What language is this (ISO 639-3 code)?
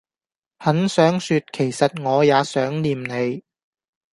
yue